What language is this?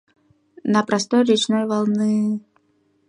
Mari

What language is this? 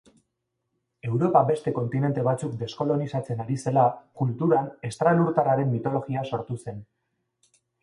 Basque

